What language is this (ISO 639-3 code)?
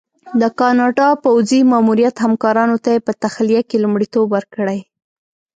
pus